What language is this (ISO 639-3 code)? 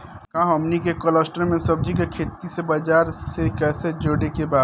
bho